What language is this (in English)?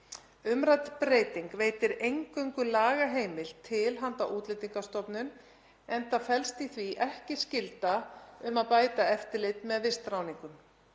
Icelandic